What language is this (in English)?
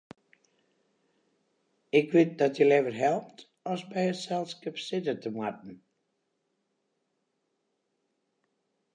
Western Frisian